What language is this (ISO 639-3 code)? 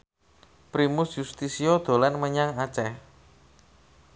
jav